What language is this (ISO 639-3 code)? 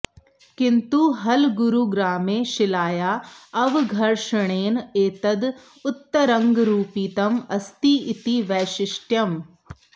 san